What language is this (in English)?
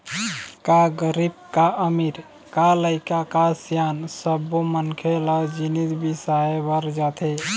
Chhattisgarhi